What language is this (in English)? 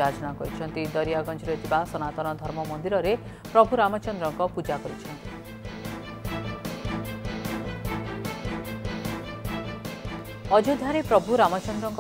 Hindi